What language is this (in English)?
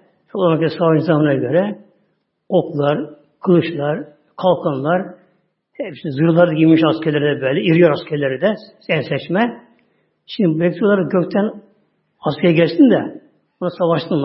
Turkish